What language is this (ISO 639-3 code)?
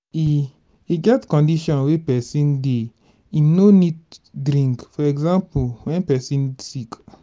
pcm